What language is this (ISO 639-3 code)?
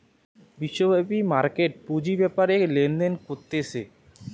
ben